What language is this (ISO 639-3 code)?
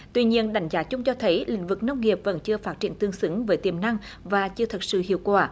vie